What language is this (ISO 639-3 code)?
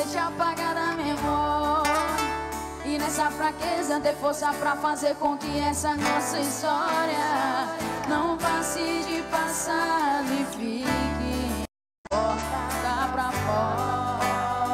por